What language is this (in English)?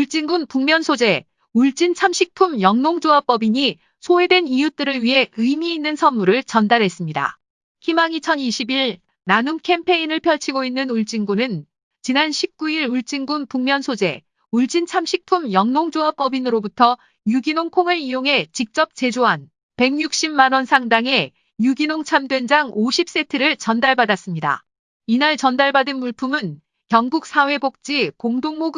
Korean